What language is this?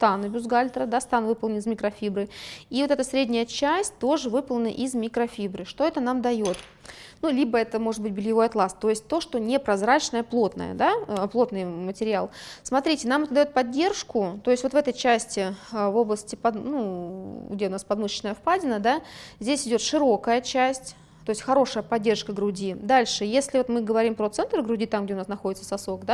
Russian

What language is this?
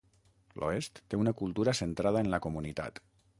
Catalan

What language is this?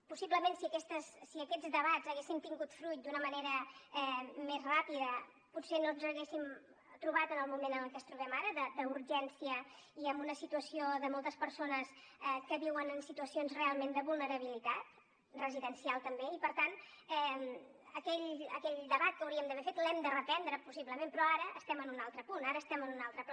Catalan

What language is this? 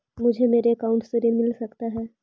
Magahi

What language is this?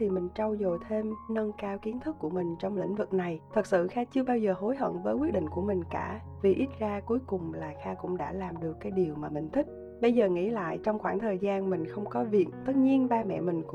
Vietnamese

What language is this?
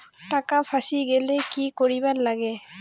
Bangla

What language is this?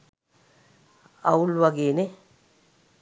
Sinhala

